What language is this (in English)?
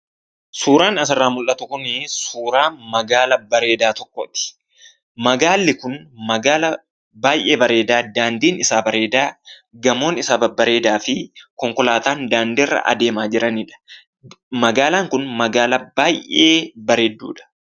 Oromo